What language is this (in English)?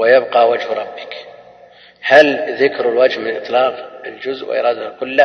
Arabic